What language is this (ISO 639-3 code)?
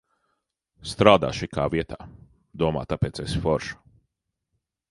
lav